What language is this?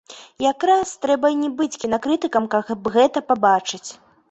Belarusian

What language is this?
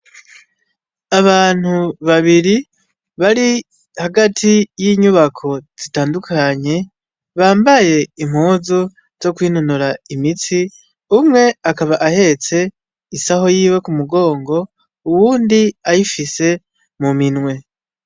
Rundi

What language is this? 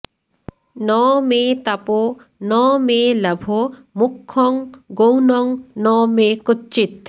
Bangla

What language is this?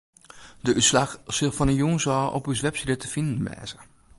Western Frisian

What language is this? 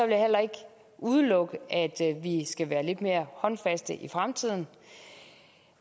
Danish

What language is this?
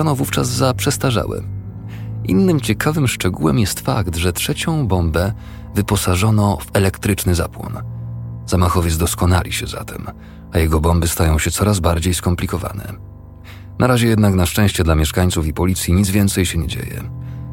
Polish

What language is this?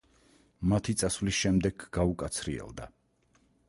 Georgian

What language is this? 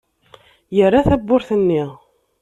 Kabyle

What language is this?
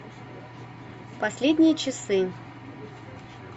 Russian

